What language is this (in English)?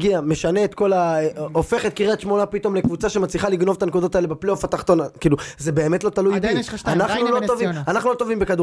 Hebrew